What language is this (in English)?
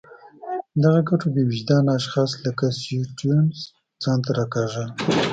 Pashto